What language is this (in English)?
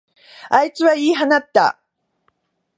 Japanese